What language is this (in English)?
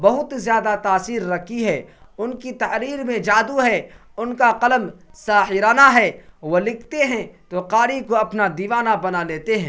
Urdu